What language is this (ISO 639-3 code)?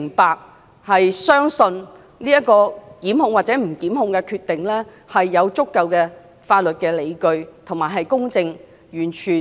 yue